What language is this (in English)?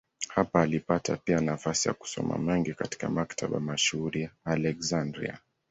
Swahili